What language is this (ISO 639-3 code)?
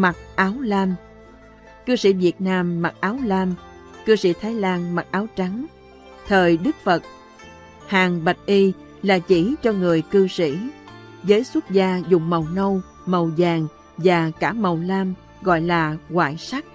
vie